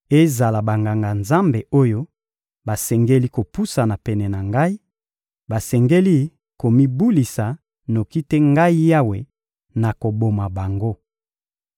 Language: Lingala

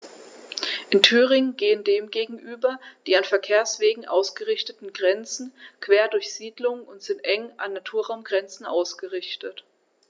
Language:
German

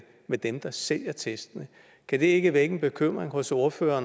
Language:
Danish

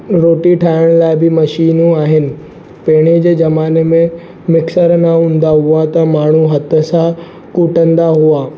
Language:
Sindhi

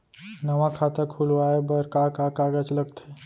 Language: Chhattisgarhi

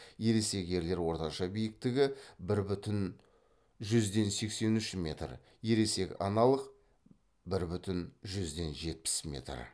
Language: Kazakh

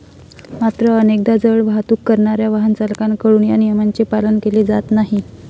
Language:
Marathi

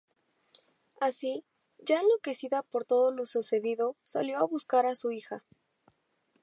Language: Spanish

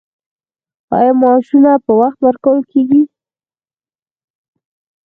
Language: Pashto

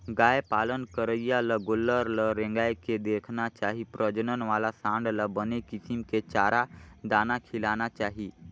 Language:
Chhattisgarhi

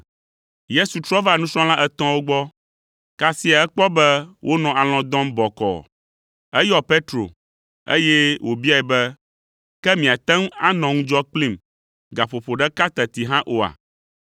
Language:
Ewe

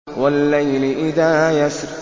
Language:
Arabic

